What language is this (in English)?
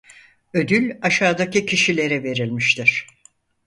Turkish